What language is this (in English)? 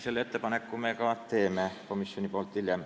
Estonian